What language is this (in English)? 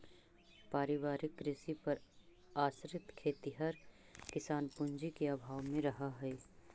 Magahi